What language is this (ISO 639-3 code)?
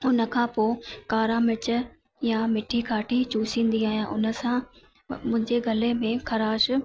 snd